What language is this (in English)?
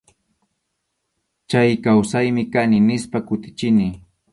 Arequipa-La Unión Quechua